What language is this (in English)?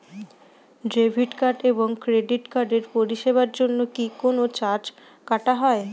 Bangla